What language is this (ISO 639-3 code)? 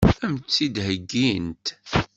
kab